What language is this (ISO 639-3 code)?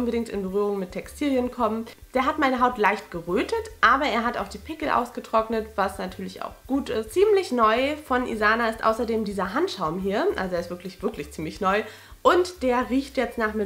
deu